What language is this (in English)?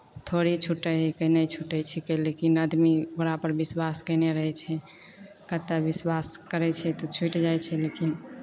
Maithili